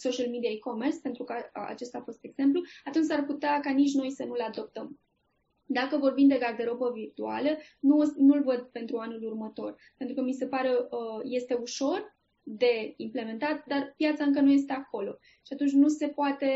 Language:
Romanian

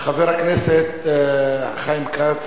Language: Hebrew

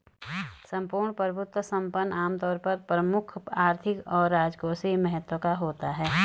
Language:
Hindi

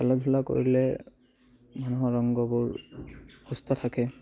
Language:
Assamese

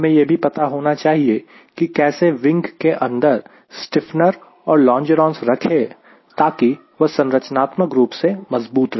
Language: Hindi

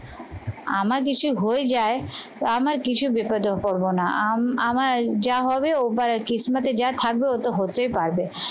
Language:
Bangla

